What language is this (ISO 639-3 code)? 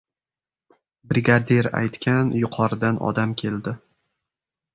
uzb